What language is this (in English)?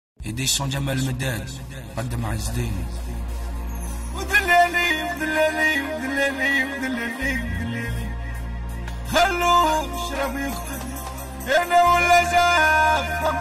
Turkish